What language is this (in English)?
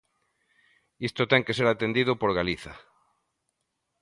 Galician